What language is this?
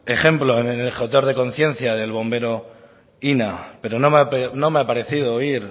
Spanish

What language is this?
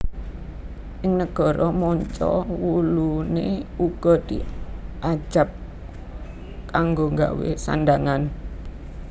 Javanese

